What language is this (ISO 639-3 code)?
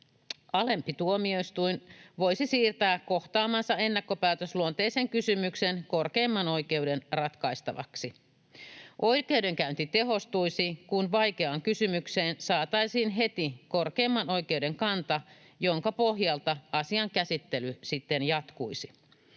fin